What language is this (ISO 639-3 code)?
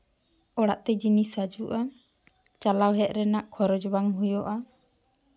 sat